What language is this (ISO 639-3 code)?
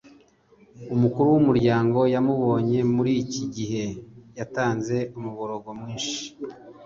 kin